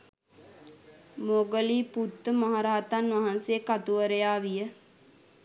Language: Sinhala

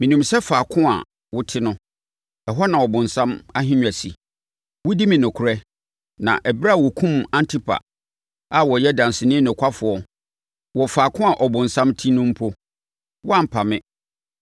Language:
Akan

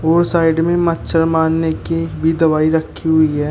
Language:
Hindi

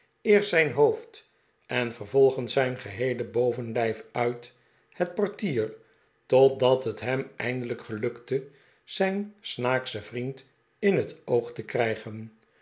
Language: Dutch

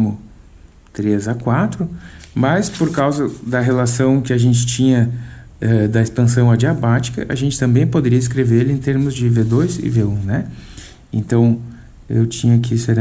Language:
Portuguese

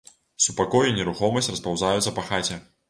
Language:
Belarusian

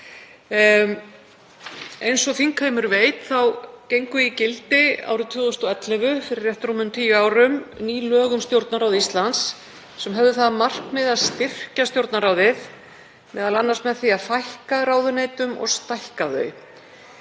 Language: Icelandic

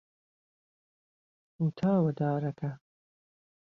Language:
Central Kurdish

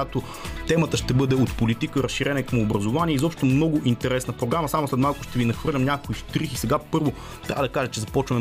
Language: Bulgarian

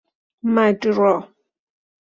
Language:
Persian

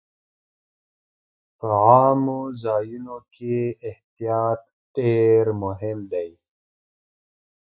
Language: Pashto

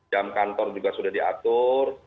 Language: Indonesian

